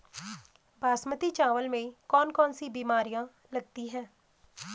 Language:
Hindi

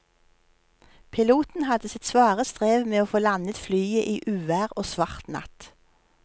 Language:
Norwegian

